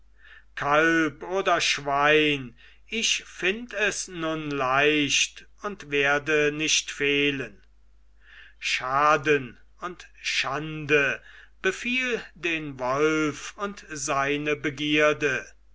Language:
German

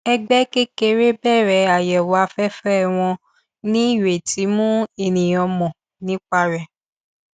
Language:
Yoruba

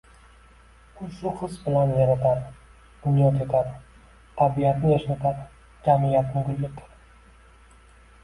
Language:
Uzbek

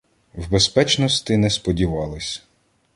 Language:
Ukrainian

